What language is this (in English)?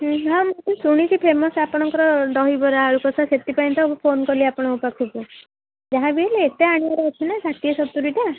Odia